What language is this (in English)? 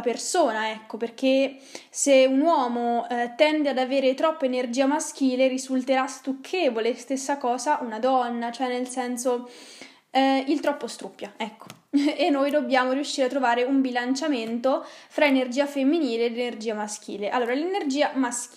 Italian